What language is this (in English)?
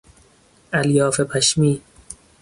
Persian